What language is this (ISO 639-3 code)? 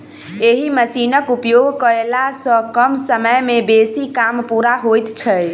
mai